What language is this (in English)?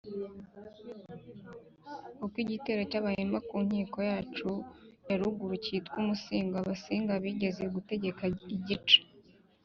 Kinyarwanda